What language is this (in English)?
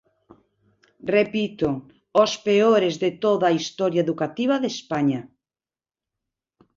Galician